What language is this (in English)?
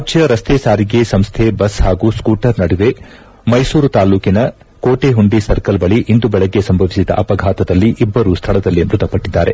Kannada